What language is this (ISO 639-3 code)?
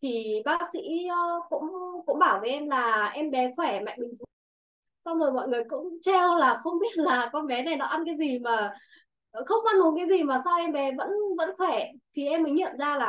vie